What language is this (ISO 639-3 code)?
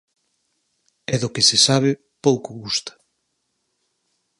glg